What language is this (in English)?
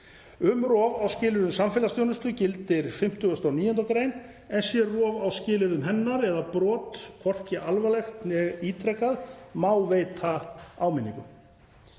Icelandic